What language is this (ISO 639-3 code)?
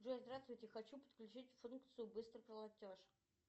rus